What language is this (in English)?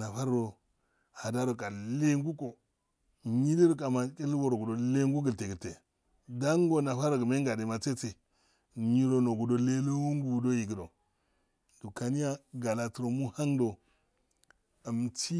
Afade